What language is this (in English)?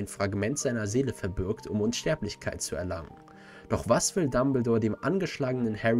German